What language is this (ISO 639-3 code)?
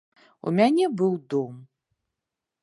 bel